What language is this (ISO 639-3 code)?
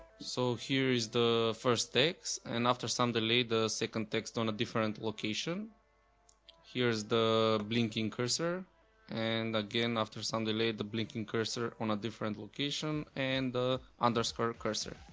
eng